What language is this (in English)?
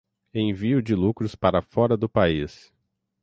Portuguese